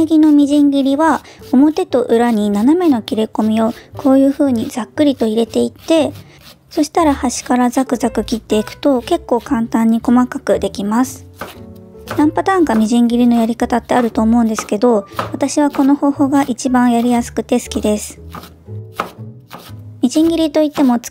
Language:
Japanese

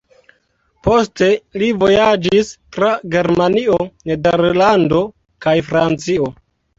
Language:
Esperanto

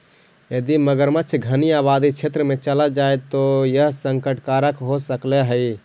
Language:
Magahi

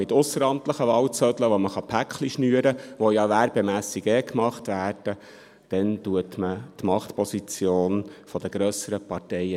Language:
Swiss German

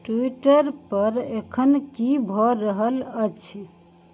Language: Maithili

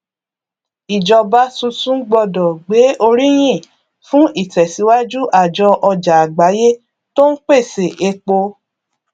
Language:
Yoruba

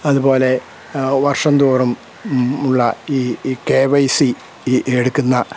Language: Malayalam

